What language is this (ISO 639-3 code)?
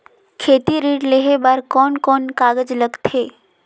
hne